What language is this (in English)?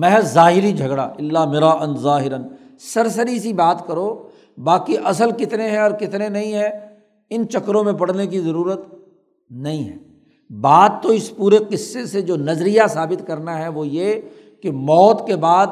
Urdu